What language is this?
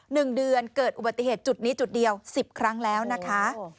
Thai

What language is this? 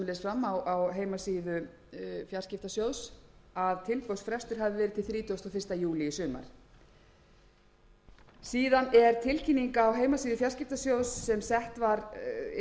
Icelandic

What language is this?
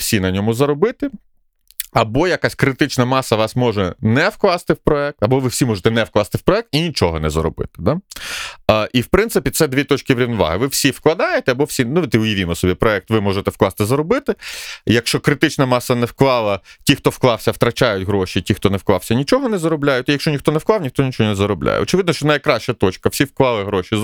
Ukrainian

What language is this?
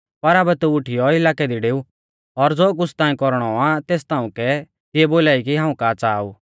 Mahasu Pahari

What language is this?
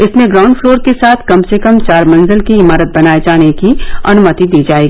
Hindi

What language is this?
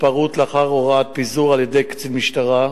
Hebrew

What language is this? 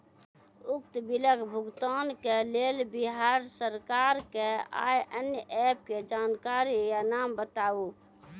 Maithili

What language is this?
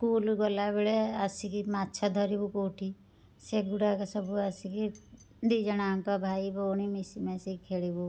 Odia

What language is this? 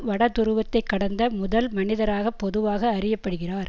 Tamil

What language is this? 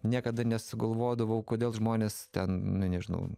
Lithuanian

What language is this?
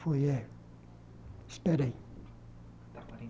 Portuguese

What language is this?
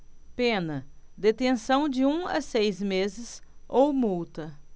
Portuguese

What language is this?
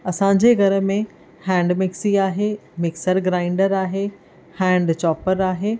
Sindhi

